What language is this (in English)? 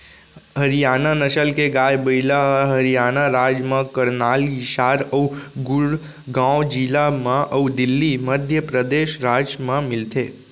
Chhattisgarhi